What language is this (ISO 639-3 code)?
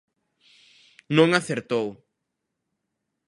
glg